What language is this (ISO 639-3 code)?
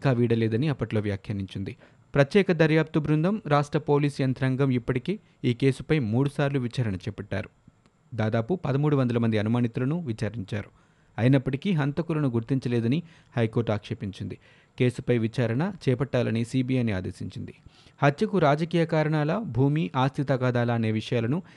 tel